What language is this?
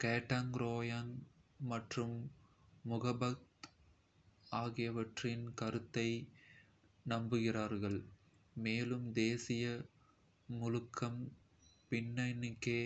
Kota (India)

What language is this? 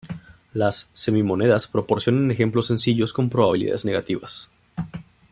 Spanish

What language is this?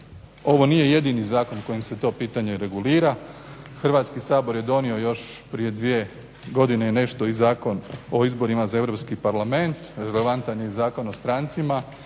Croatian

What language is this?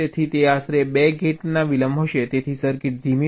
Gujarati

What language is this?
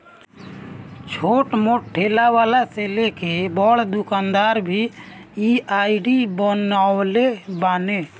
Bhojpuri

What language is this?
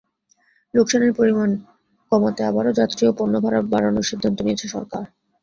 Bangla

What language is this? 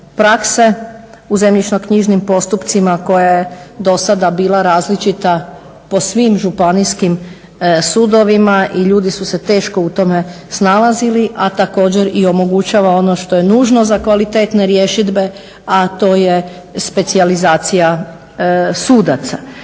Croatian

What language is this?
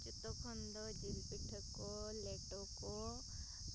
Santali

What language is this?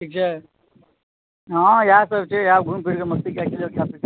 Maithili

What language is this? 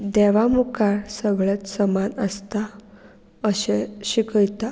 Konkani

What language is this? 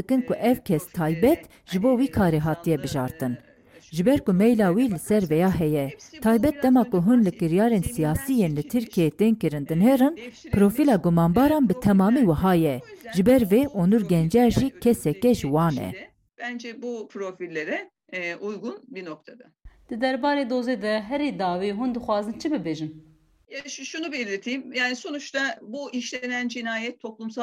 Turkish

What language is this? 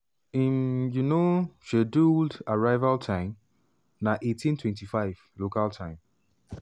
Nigerian Pidgin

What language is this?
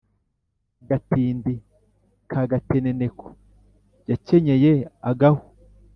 Kinyarwanda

